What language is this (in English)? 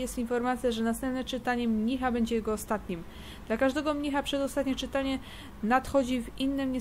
Polish